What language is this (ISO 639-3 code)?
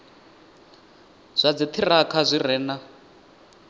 ven